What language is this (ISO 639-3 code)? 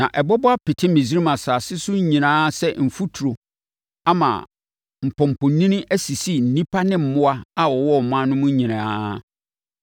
aka